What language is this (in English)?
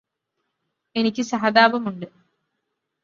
Malayalam